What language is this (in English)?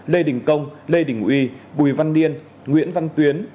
Vietnamese